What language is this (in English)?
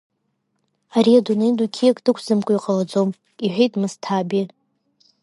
Abkhazian